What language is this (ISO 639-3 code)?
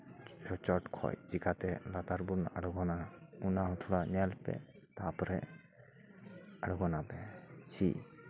sat